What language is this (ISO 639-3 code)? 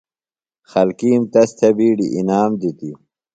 phl